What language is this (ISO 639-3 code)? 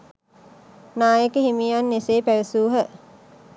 sin